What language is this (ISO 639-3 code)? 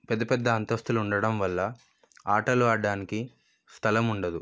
tel